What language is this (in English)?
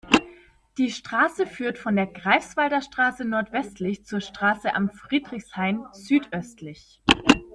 German